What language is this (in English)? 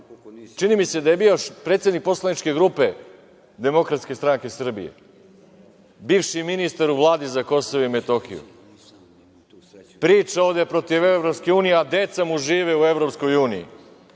Serbian